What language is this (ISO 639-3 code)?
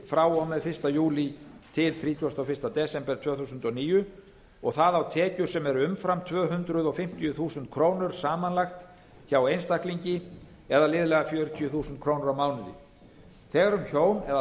isl